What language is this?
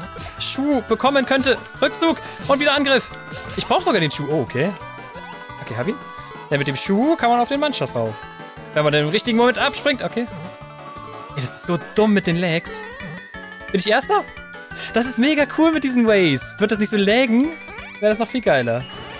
German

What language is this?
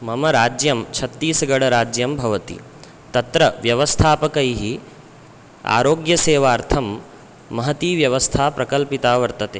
Sanskrit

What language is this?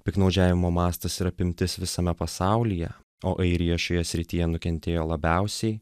Lithuanian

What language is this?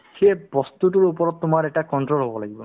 Assamese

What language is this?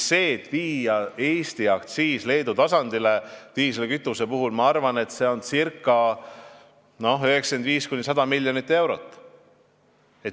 Estonian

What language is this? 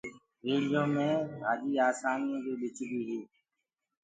Gurgula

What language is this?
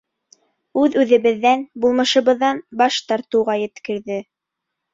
Bashkir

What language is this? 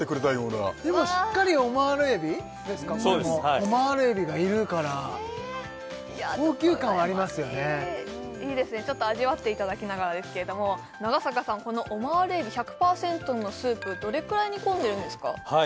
Japanese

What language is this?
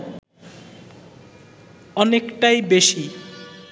Bangla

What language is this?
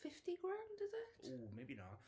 Welsh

